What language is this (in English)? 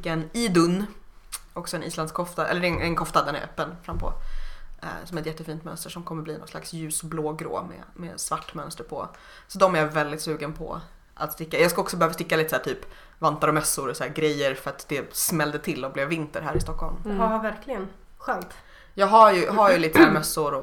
Swedish